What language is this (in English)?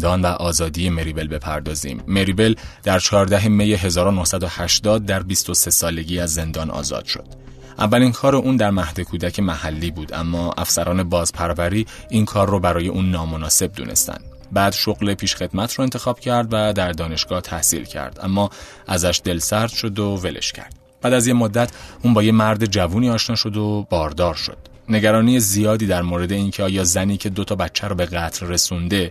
Persian